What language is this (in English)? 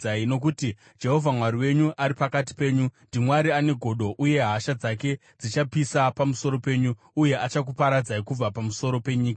Shona